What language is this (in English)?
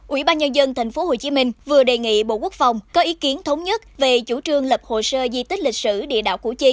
Vietnamese